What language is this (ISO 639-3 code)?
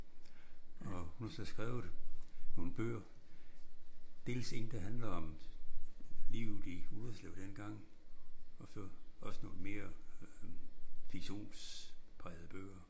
dan